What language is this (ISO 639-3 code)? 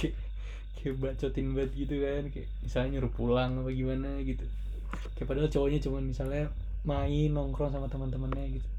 ind